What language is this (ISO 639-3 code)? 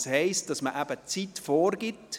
gsw